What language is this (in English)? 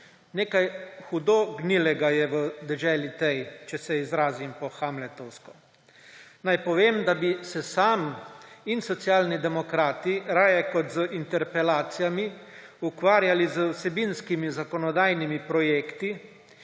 Slovenian